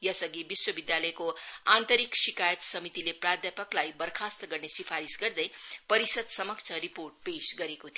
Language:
Nepali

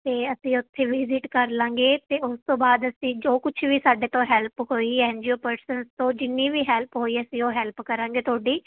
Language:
Punjabi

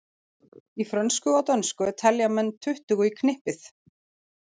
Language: Icelandic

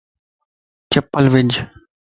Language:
Lasi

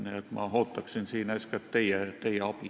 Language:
Estonian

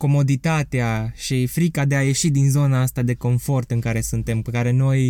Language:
Romanian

